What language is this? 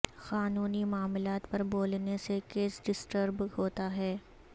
Urdu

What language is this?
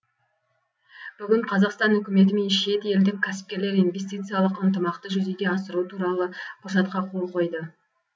Kazakh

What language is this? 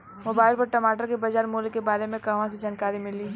Bhojpuri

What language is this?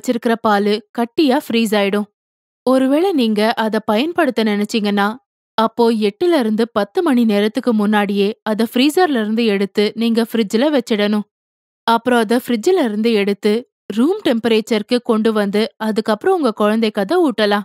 Tamil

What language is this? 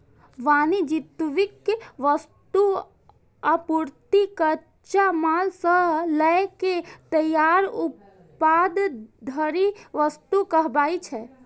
Maithili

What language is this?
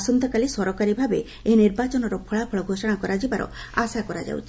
Odia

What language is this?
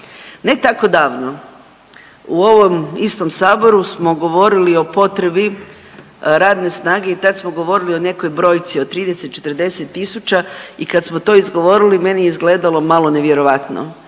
Croatian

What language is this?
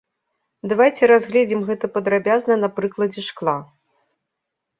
Belarusian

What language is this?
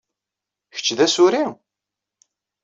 Kabyle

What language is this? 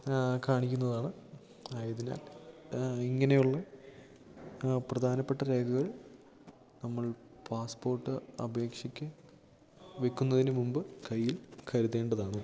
Malayalam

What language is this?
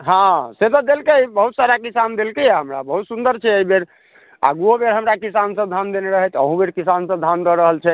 Maithili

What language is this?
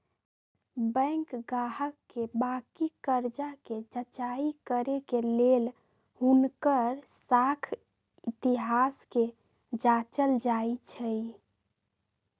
Magahi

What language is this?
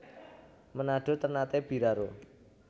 Javanese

